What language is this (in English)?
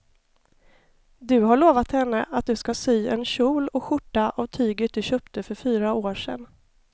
Swedish